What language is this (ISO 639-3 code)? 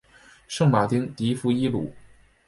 zho